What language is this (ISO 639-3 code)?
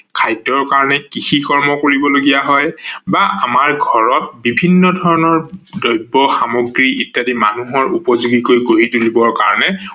asm